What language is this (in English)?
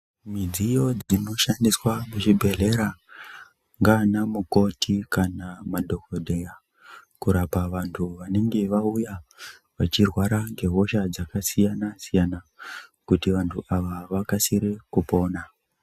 Ndau